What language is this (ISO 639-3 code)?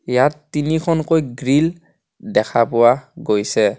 asm